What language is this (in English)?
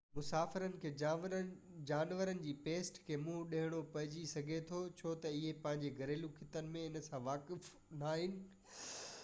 Sindhi